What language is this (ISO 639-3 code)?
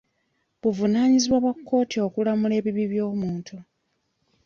lug